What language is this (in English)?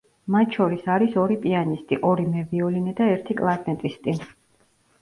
Georgian